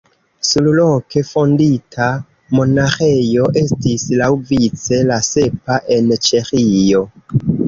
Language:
Esperanto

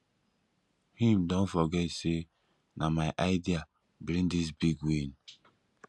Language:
Nigerian Pidgin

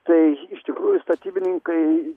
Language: Lithuanian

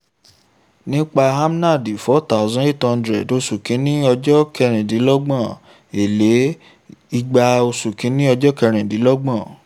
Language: Yoruba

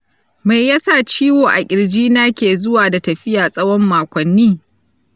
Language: Hausa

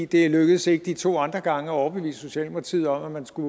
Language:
Danish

